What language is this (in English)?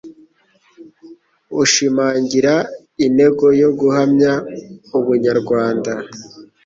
Kinyarwanda